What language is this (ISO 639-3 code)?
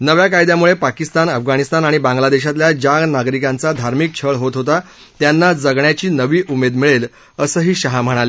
mar